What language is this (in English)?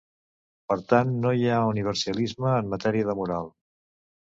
Catalan